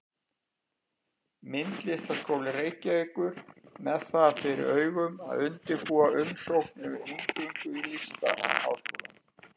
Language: Icelandic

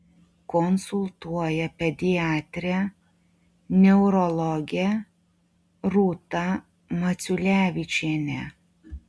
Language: Lithuanian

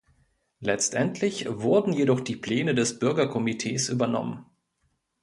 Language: German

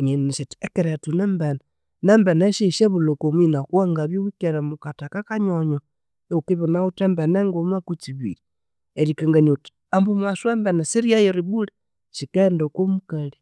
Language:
Konzo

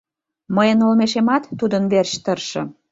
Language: Mari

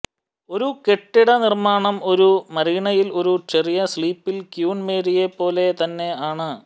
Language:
Malayalam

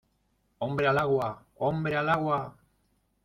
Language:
Spanish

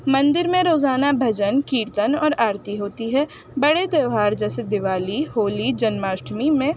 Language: Urdu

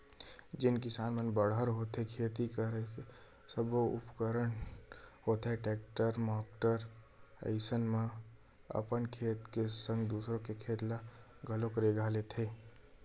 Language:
Chhattisgarhi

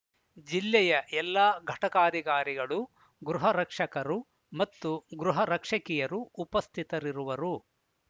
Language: Kannada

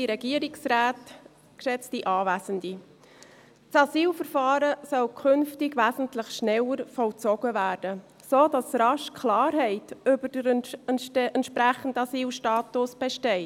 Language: Swiss German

